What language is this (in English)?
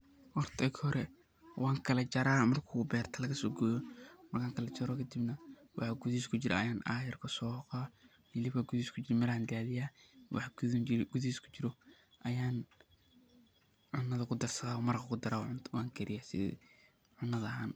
Somali